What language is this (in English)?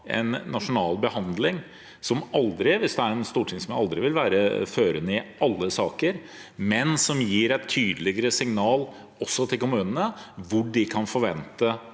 Norwegian